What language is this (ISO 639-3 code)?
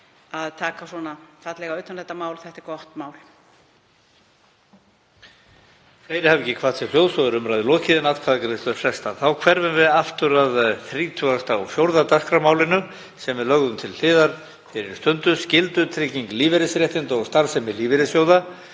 isl